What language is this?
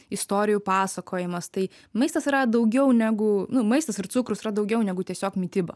Lithuanian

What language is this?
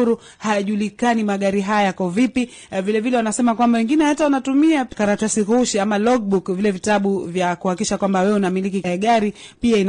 Swahili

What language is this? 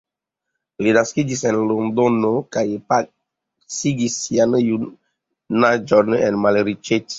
Esperanto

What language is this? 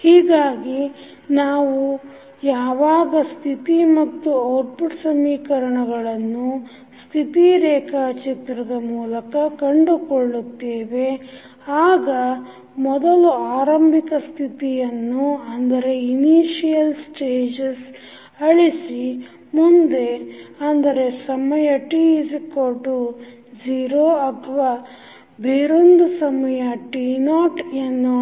Kannada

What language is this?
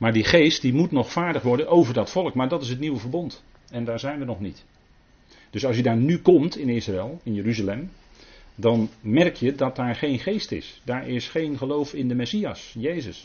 Dutch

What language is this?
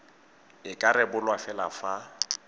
Tswana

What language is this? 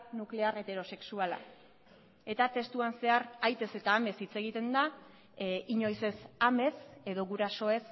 Basque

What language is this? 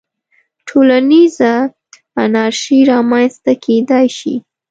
Pashto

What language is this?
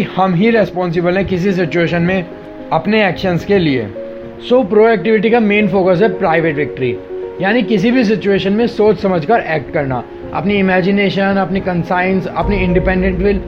Hindi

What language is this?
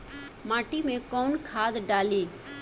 Bhojpuri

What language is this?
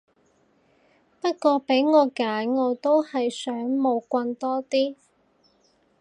Cantonese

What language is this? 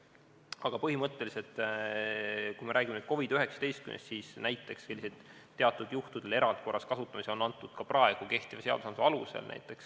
Estonian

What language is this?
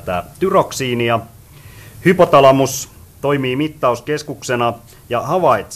Finnish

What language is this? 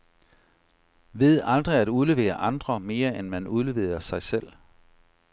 Danish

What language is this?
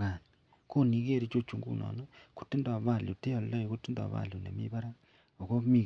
Kalenjin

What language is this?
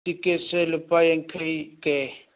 Manipuri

